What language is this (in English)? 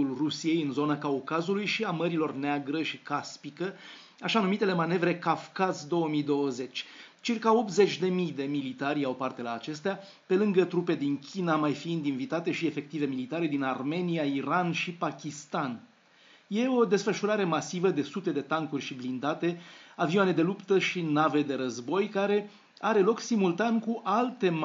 Romanian